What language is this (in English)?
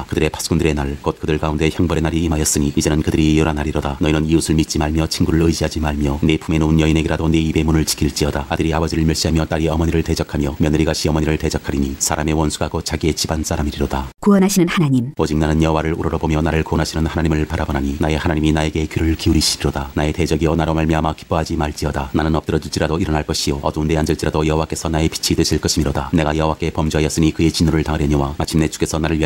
Korean